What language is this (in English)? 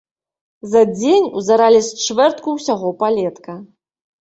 Belarusian